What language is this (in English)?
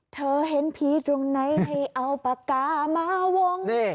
Thai